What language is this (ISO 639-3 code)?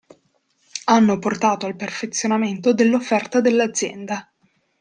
ita